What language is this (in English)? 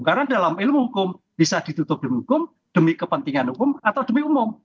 Indonesian